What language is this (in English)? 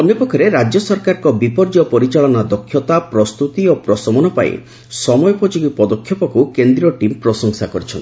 Odia